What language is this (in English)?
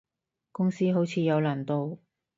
Cantonese